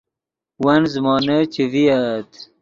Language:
Yidgha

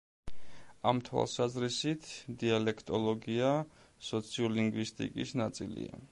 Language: Georgian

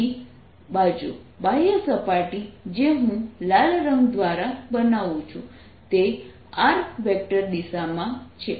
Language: Gujarati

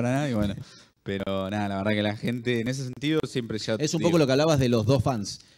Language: Spanish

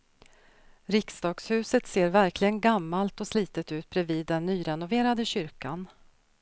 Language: Swedish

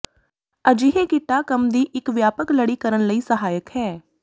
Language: Punjabi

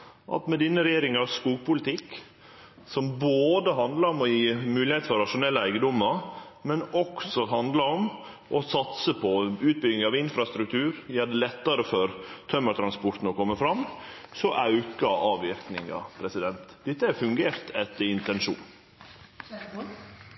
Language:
Norwegian Nynorsk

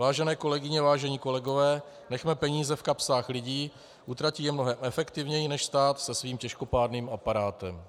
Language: Czech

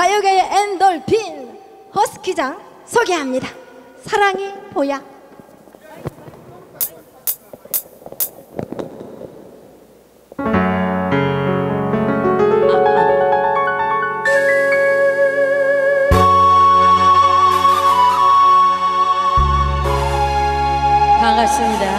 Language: Korean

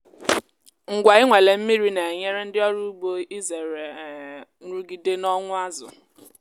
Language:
Igbo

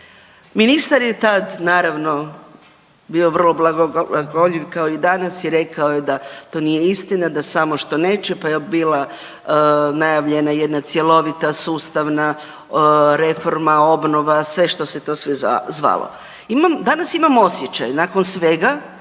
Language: Croatian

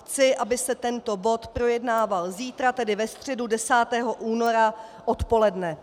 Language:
Czech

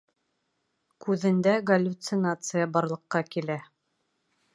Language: Bashkir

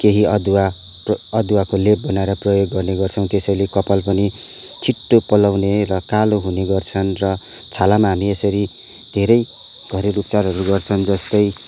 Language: Nepali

